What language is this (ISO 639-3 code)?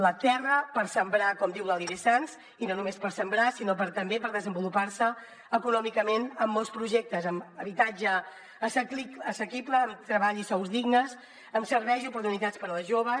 cat